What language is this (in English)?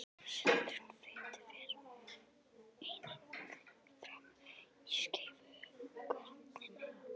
Icelandic